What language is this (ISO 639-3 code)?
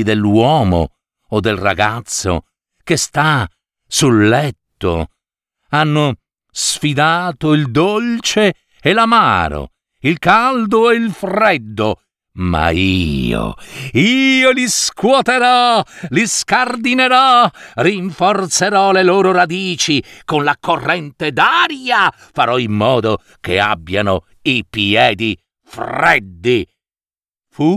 ita